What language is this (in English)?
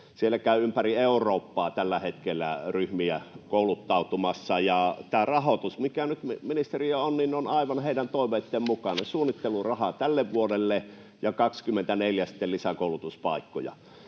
Finnish